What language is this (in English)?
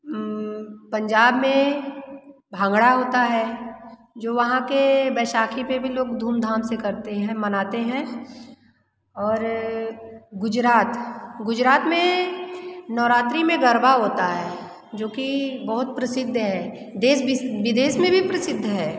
Hindi